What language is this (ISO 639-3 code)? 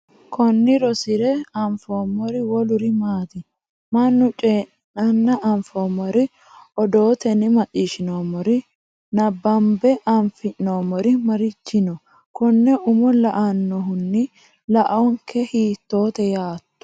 sid